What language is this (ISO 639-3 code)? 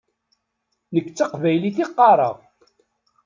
kab